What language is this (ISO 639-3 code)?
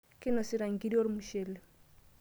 mas